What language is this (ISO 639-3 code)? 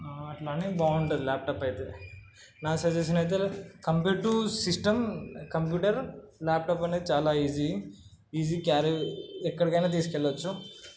tel